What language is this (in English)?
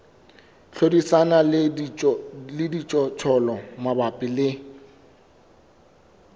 Southern Sotho